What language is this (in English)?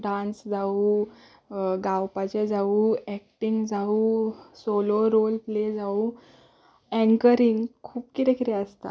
Konkani